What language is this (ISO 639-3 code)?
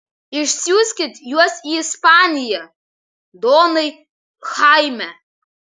lit